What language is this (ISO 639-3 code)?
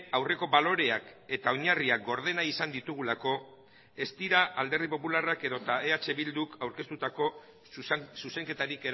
eus